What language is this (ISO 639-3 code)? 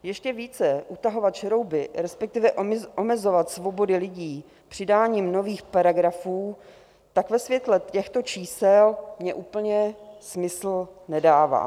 ces